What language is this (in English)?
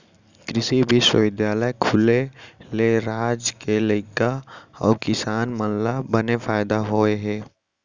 Chhattisgarhi